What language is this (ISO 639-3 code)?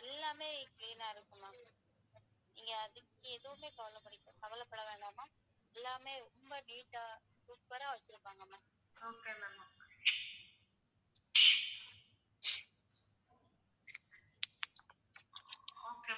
tam